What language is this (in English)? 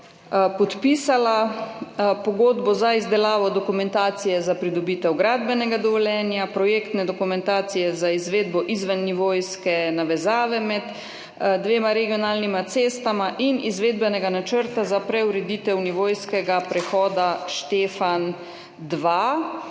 Slovenian